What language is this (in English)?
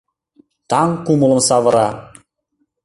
Mari